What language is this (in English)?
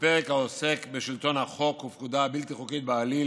Hebrew